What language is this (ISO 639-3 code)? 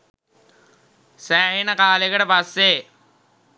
sin